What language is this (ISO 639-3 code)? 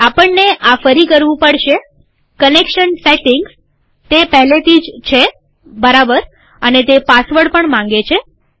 guj